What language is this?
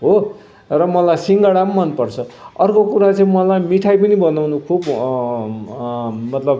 Nepali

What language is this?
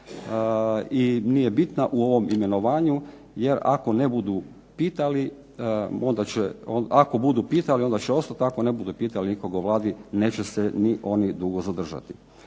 Croatian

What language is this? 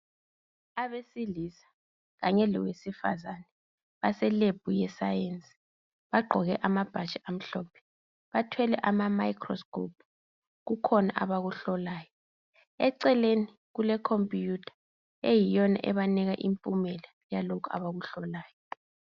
North Ndebele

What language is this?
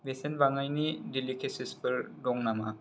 Bodo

